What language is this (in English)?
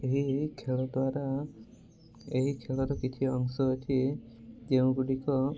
Odia